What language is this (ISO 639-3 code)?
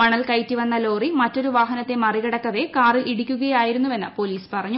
mal